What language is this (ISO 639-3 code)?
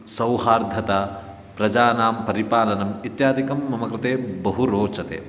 san